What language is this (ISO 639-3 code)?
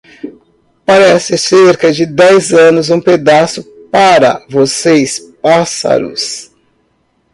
por